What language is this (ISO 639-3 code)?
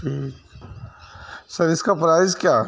urd